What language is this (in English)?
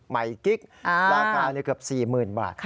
Thai